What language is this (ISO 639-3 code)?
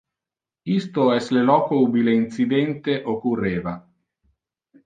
ina